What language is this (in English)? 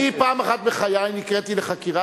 Hebrew